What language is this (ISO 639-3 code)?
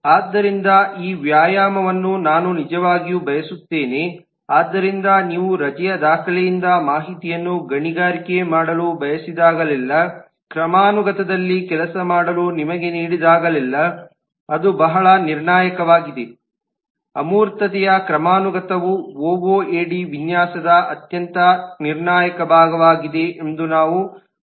kan